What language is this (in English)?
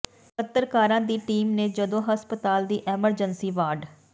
Punjabi